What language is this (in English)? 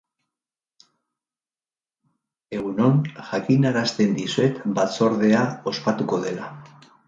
Basque